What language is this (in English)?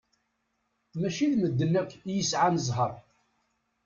Kabyle